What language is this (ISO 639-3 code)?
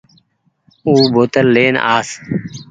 gig